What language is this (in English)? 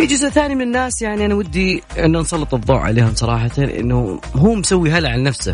Arabic